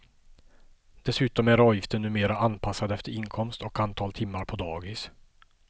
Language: Swedish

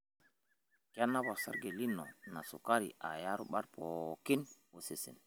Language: Masai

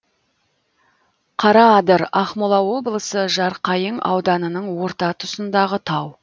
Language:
Kazakh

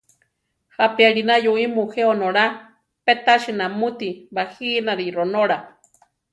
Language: Central Tarahumara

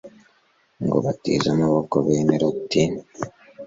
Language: Kinyarwanda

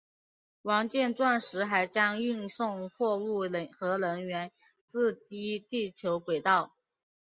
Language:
Chinese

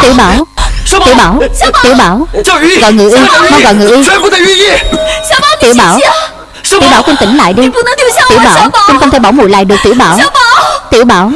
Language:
Vietnamese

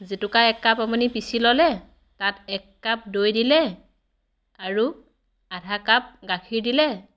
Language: Assamese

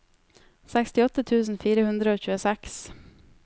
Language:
Norwegian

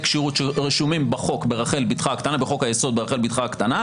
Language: Hebrew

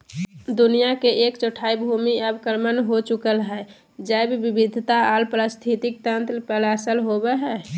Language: Magahi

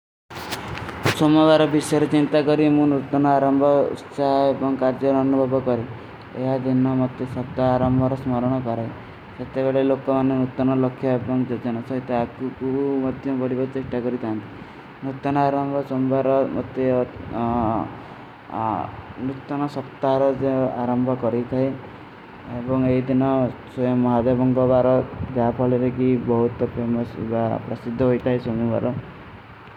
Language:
Kui (India)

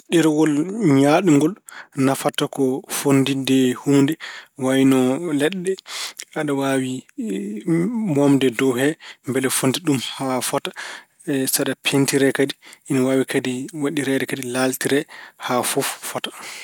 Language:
Fula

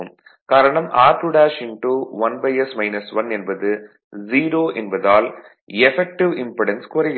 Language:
Tamil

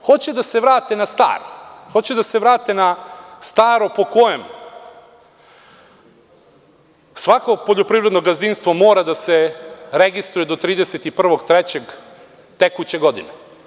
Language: Serbian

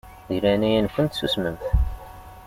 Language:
Kabyle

